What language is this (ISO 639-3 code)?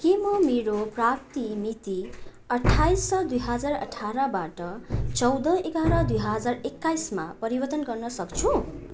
nep